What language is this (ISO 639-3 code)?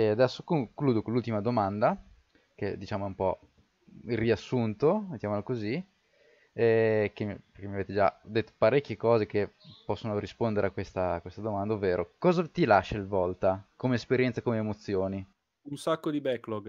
ita